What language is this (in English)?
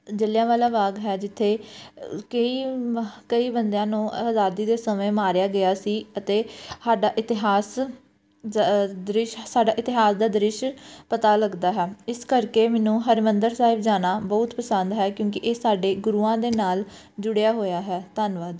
Punjabi